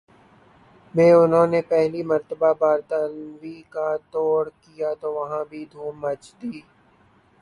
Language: Urdu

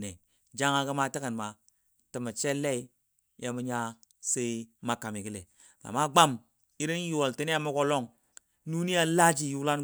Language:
Dadiya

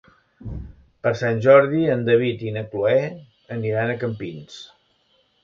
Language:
Catalan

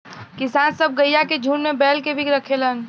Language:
Bhojpuri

